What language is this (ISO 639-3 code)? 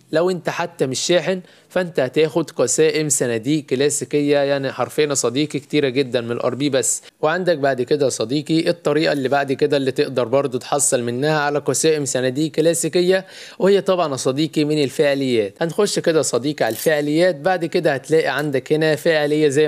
ara